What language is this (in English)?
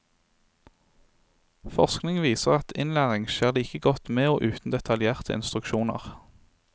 Norwegian